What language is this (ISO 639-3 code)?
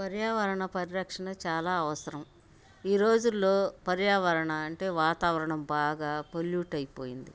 tel